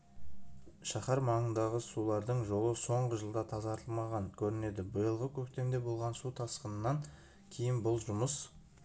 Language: Kazakh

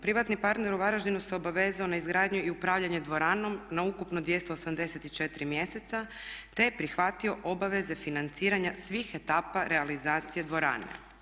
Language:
Croatian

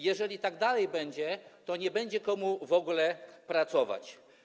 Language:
Polish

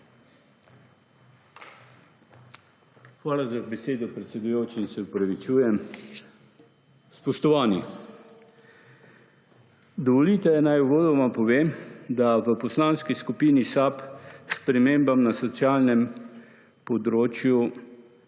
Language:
Slovenian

